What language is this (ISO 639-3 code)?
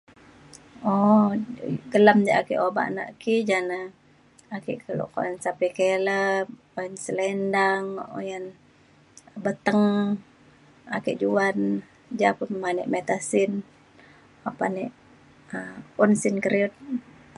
xkl